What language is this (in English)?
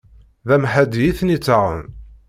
Kabyle